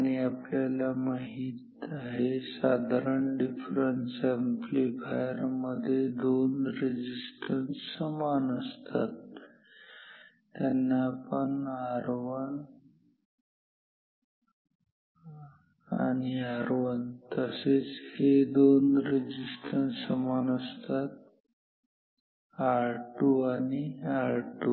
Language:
Marathi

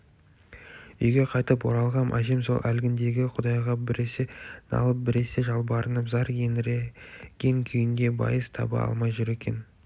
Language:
Kazakh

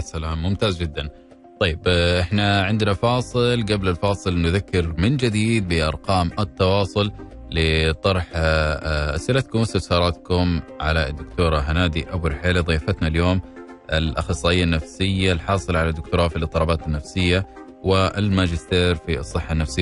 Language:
Arabic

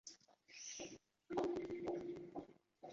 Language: Chinese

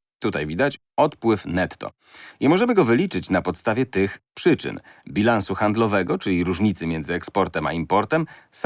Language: Polish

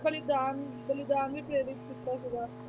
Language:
Punjabi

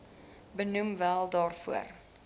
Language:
Afrikaans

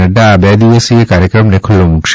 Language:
Gujarati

